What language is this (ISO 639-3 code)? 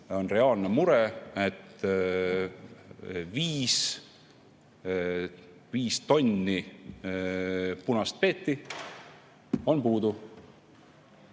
est